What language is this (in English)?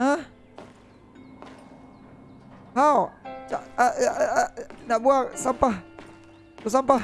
Malay